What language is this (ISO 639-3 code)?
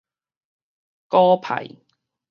nan